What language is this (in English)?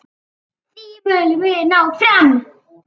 Icelandic